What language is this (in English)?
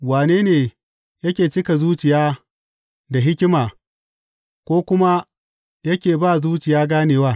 Hausa